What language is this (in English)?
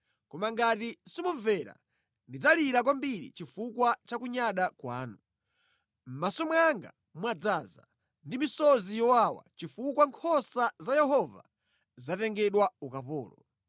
Nyanja